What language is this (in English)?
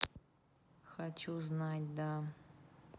Russian